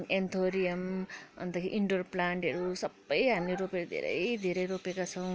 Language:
Nepali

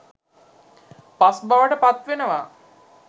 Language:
Sinhala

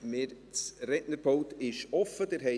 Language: Swiss German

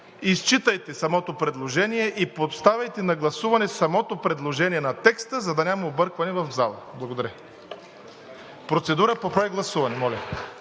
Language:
Bulgarian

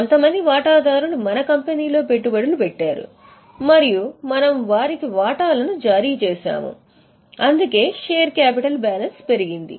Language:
Telugu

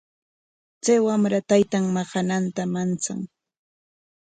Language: Corongo Ancash Quechua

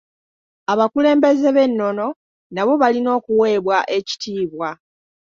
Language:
Ganda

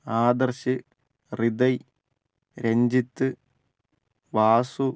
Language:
Malayalam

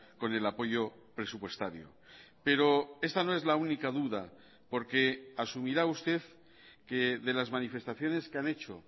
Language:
Spanish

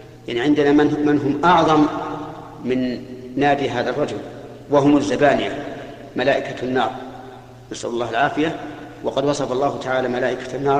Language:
Arabic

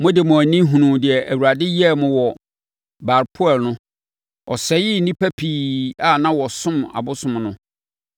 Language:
Akan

